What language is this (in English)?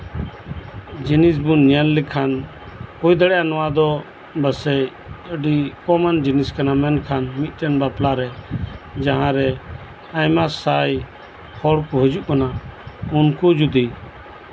Santali